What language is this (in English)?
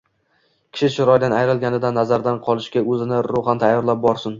Uzbek